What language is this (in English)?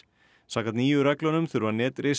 Icelandic